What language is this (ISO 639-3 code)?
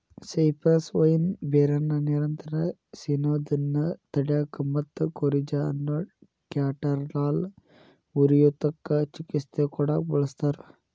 kan